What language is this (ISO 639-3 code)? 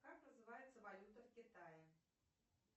rus